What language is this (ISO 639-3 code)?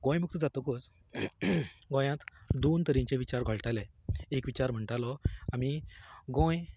kok